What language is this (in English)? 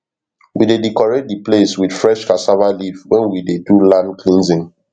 Nigerian Pidgin